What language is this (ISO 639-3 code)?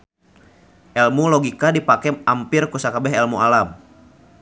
sun